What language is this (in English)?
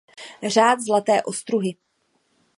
Czech